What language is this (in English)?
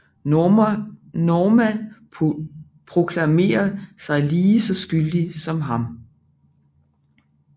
Danish